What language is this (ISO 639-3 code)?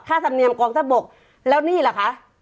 tha